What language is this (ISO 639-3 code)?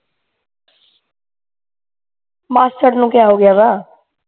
pan